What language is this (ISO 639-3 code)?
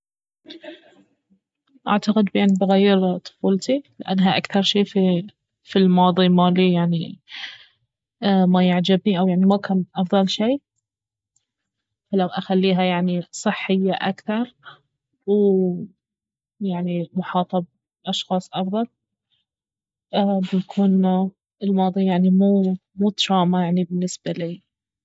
abv